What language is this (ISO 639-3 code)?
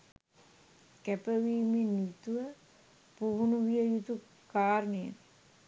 sin